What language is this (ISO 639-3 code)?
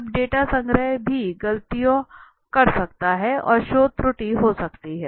hin